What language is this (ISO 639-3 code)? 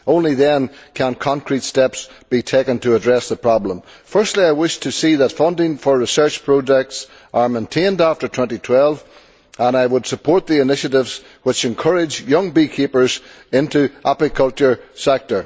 eng